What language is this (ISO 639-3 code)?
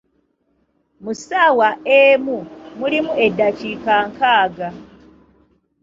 lug